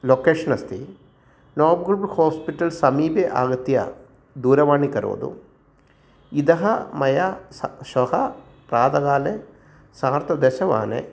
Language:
Sanskrit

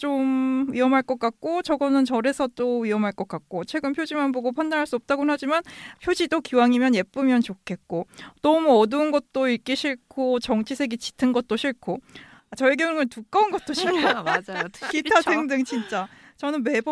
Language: Korean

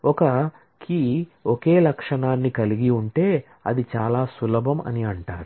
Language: Telugu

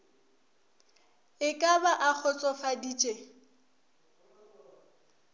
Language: Northern Sotho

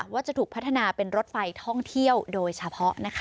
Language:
Thai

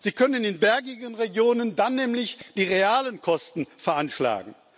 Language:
German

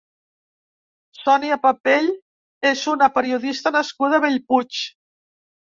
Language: Catalan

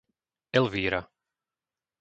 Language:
Slovak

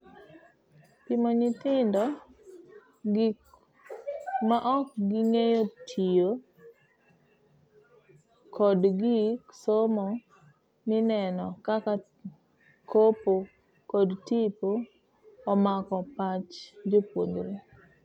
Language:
Luo (Kenya and Tanzania)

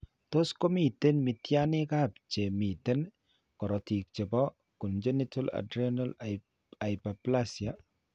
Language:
Kalenjin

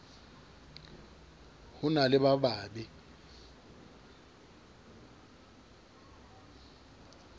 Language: Southern Sotho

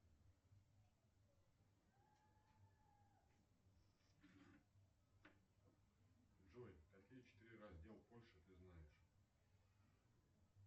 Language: Russian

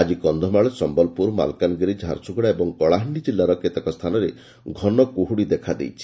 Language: Odia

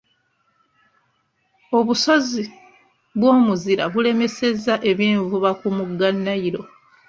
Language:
Ganda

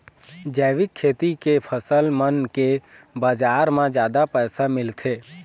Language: Chhattisgarhi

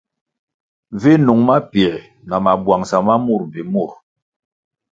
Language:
Kwasio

